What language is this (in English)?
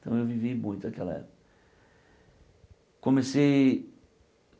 Portuguese